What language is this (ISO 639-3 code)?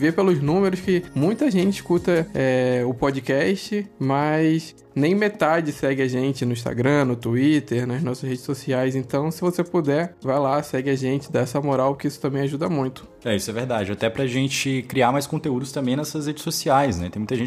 por